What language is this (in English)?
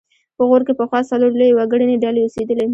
Pashto